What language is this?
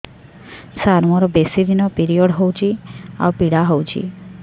Odia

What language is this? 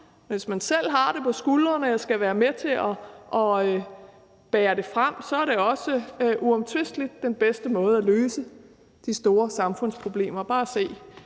Danish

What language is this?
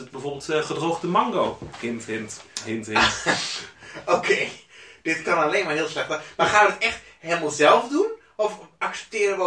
Dutch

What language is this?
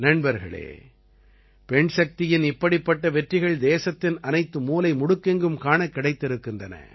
Tamil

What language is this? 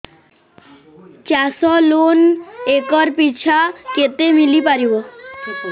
Odia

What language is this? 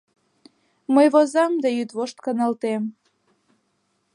Mari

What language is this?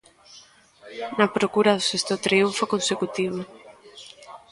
Galician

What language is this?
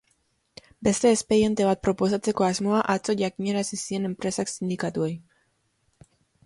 Basque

